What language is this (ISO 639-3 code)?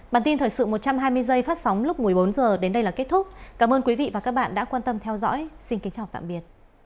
vie